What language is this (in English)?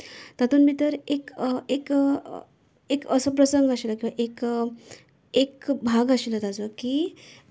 Konkani